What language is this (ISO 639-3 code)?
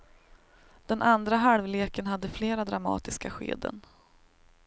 swe